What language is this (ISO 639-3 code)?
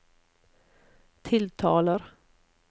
nor